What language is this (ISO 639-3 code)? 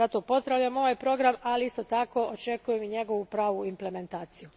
hrv